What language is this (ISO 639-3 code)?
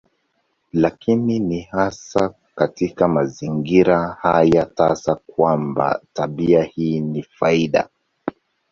swa